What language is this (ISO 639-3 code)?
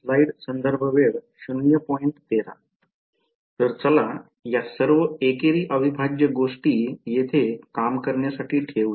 mar